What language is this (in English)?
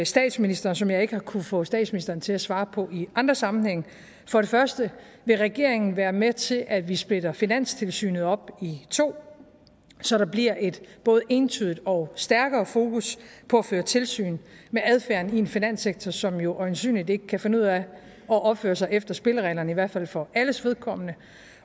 Danish